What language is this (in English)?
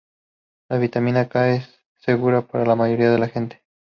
Spanish